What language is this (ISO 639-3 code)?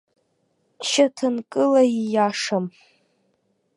abk